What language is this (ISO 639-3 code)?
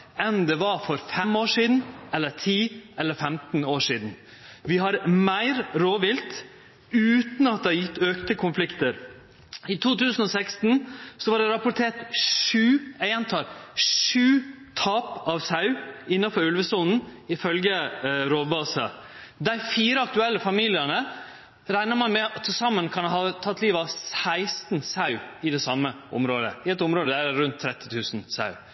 nno